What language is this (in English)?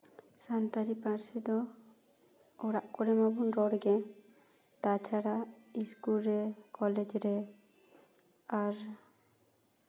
Santali